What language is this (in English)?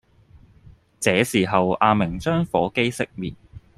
Cantonese